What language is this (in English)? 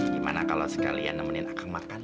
Indonesian